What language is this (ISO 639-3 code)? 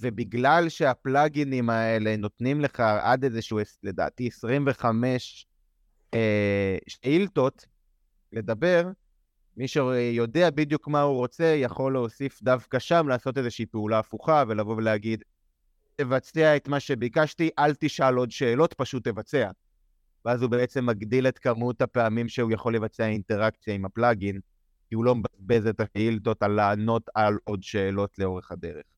heb